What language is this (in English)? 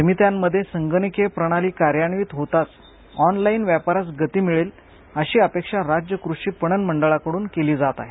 Marathi